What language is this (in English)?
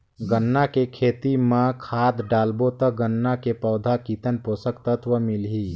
Chhattisgarhi